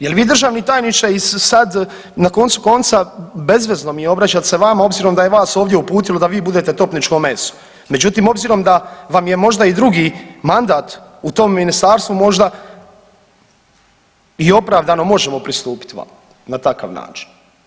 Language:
Croatian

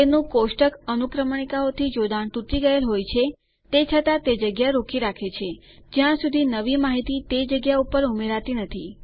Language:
Gujarati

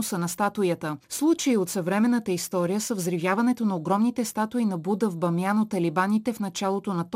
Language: Bulgarian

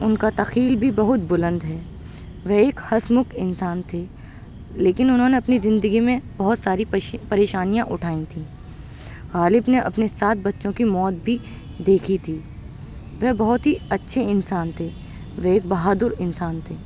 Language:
Urdu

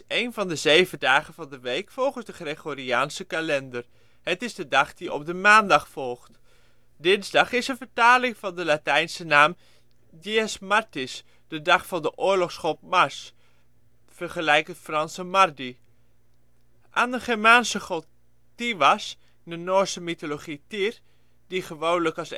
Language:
Dutch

